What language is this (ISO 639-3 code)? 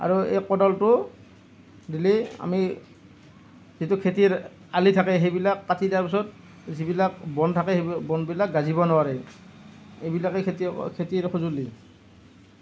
asm